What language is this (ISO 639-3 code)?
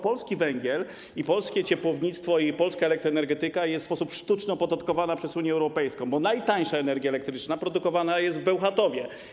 pol